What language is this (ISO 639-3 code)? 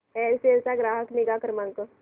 mar